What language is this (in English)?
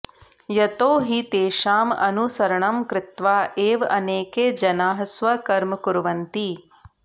Sanskrit